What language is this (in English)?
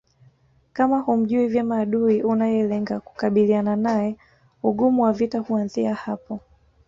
Swahili